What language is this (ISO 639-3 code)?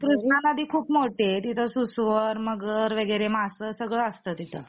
mar